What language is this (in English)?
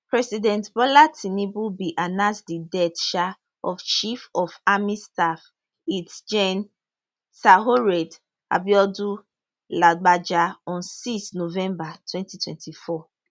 Nigerian Pidgin